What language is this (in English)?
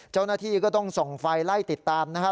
Thai